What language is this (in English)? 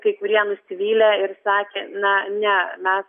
Lithuanian